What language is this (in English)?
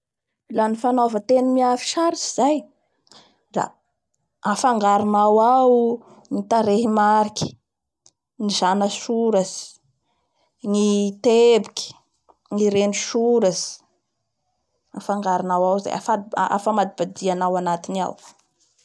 Bara Malagasy